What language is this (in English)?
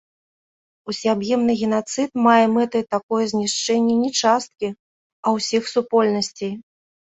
Belarusian